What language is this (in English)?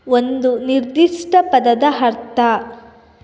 Kannada